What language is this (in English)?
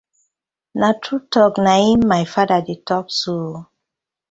Nigerian Pidgin